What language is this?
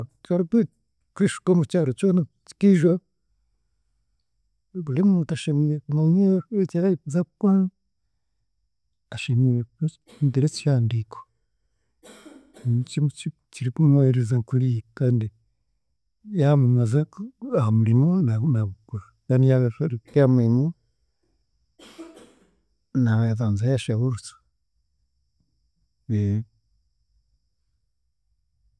Chiga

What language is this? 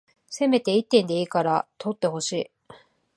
Japanese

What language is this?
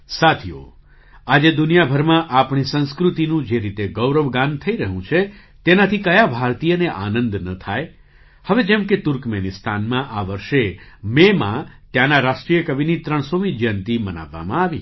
Gujarati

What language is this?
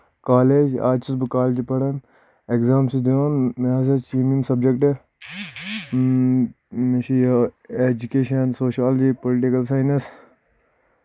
Kashmiri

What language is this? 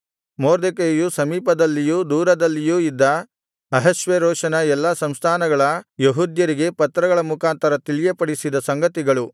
Kannada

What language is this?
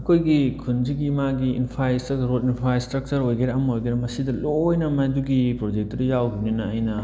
Manipuri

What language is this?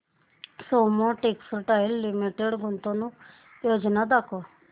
Marathi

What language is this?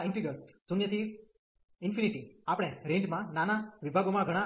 Gujarati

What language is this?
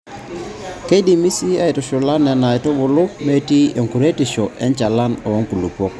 Masai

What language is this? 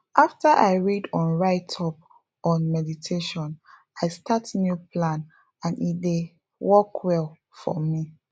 Nigerian Pidgin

